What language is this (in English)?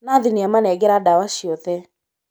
Kikuyu